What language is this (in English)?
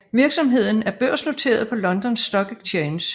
Danish